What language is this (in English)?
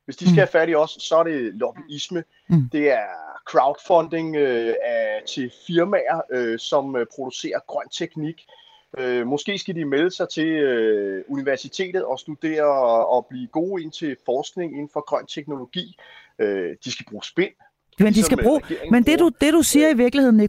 Danish